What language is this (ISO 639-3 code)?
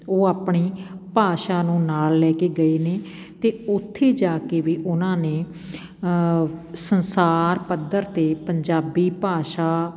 pan